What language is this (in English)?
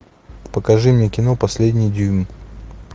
Russian